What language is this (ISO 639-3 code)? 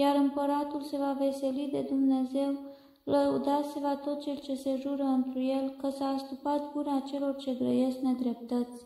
ron